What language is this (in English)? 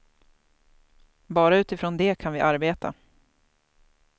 Swedish